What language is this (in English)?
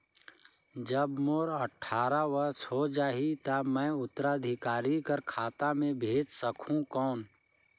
Chhattisgarhi